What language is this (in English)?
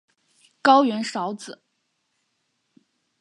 Chinese